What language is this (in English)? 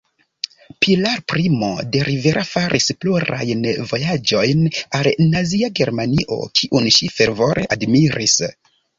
Esperanto